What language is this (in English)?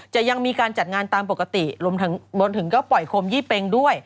Thai